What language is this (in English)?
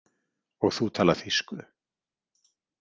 Icelandic